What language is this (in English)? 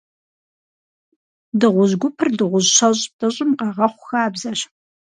Kabardian